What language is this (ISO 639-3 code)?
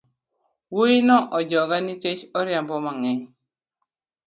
luo